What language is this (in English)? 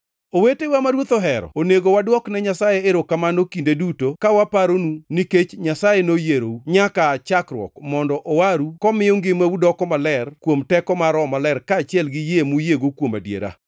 Luo (Kenya and Tanzania)